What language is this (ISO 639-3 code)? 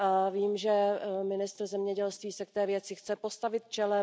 ces